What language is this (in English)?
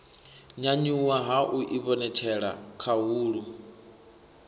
Venda